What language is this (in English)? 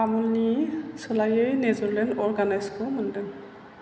Bodo